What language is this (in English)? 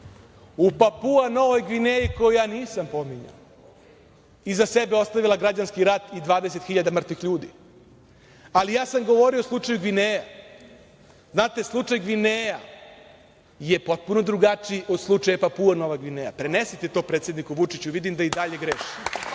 Serbian